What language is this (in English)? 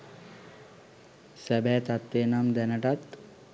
Sinhala